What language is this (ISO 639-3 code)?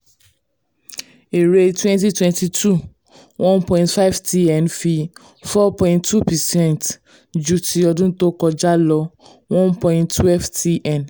yor